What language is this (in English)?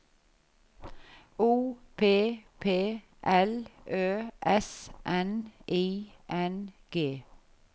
Norwegian